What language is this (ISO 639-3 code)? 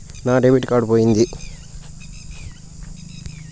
tel